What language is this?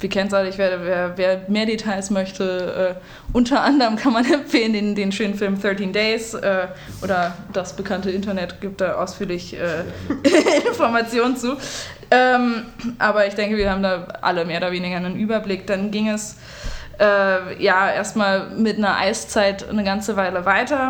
German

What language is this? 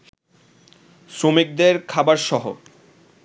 Bangla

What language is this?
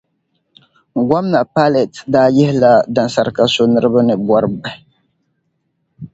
Dagbani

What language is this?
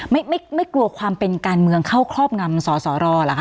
Thai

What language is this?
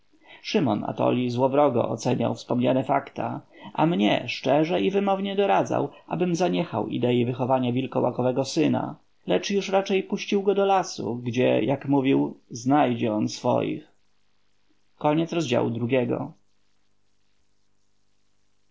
Polish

